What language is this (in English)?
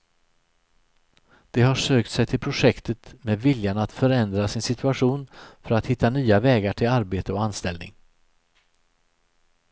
Swedish